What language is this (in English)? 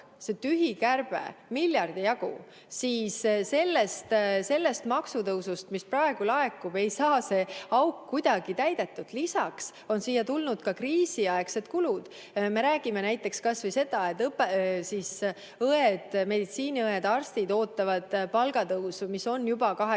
Estonian